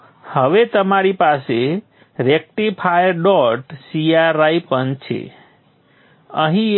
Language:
Gujarati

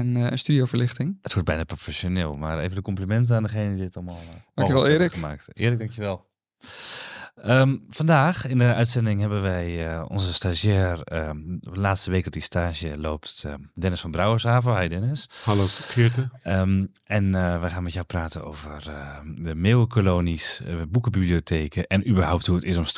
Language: Dutch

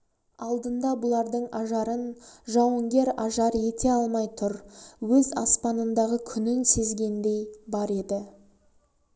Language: Kazakh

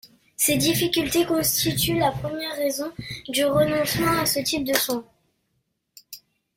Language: French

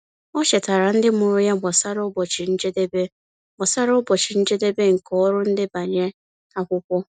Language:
Igbo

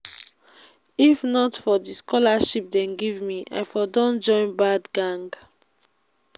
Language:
Nigerian Pidgin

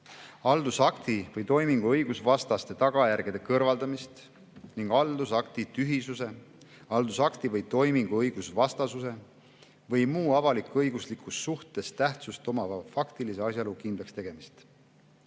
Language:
Estonian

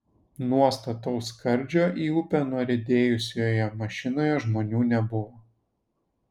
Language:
Lithuanian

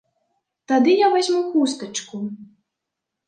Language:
Belarusian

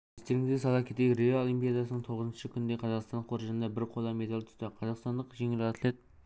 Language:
Kazakh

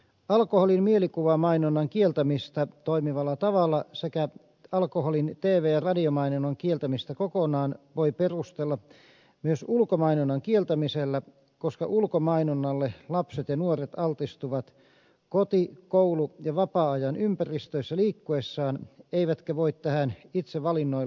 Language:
Finnish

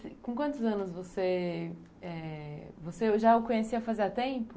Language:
Portuguese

